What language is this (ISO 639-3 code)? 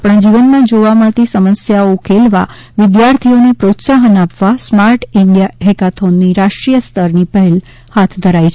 guj